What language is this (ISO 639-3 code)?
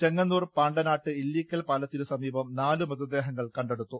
mal